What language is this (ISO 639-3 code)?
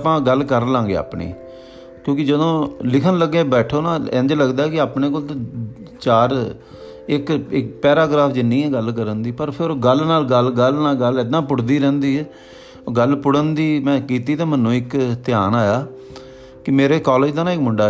pan